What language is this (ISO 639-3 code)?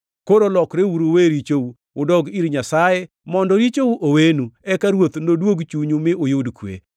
luo